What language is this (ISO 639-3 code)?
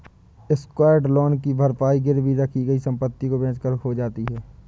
hin